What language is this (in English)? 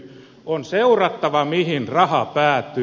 Finnish